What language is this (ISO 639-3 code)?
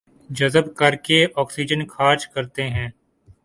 urd